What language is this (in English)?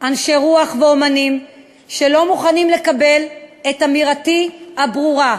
Hebrew